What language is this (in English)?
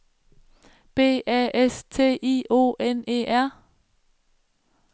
Danish